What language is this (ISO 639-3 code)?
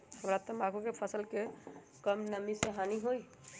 mag